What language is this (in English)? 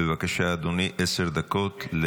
Hebrew